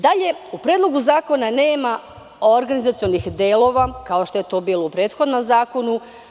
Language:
Serbian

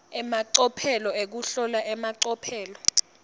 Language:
Swati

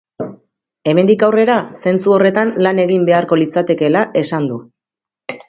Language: Basque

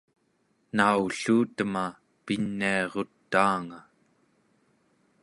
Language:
Central Yupik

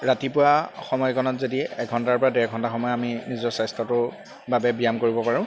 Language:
Assamese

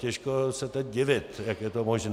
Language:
Czech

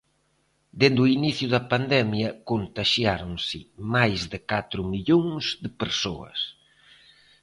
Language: Galician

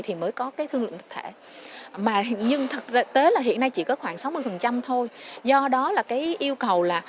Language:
Vietnamese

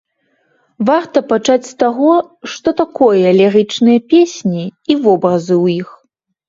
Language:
Belarusian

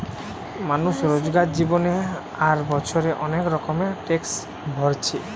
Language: Bangla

